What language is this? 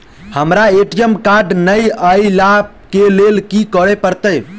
Maithili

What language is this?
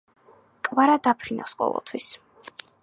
Georgian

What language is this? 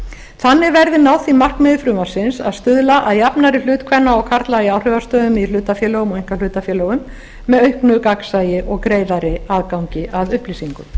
Icelandic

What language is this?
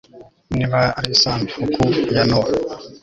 Kinyarwanda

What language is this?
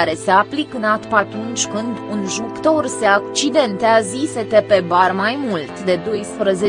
Romanian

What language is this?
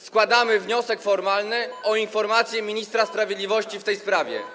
Polish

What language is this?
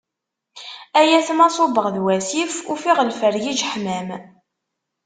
Kabyle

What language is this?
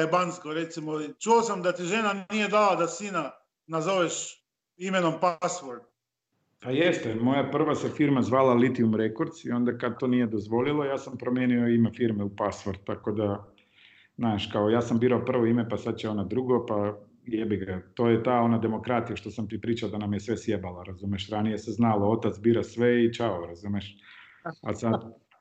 Croatian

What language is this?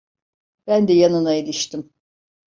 Turkish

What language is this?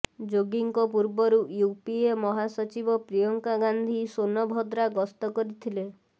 Odia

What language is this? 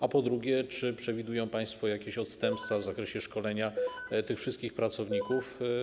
Polish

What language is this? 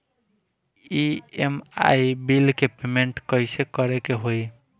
Bhojpuri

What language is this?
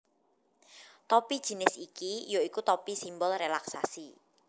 Javanese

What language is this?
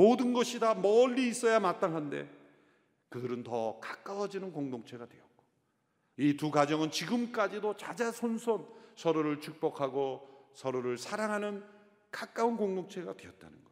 Korean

